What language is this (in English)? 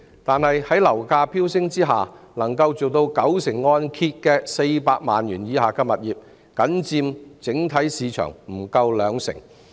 Cantonese